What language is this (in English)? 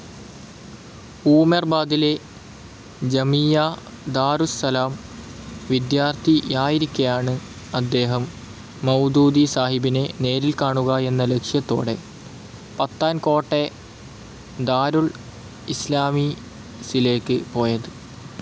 Malayalam